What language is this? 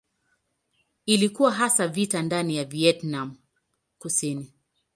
Swahili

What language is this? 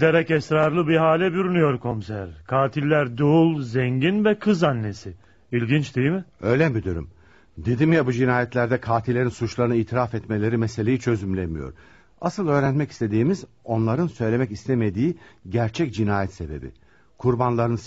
Turkish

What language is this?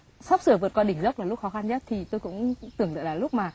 Vietnamese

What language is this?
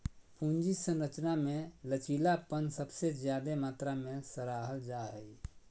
Magahi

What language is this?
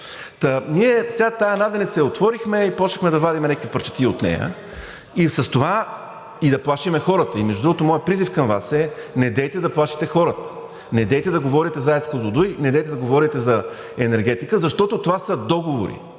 Bulgarian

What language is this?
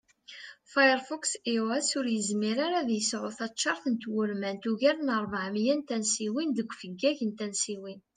Kabyle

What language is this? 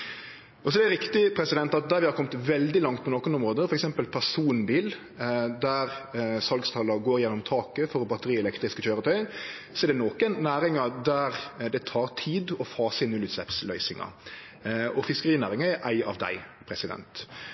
Norwegian Nynorsk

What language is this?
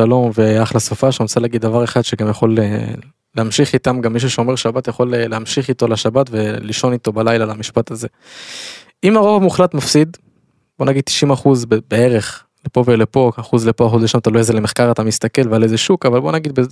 Hebrew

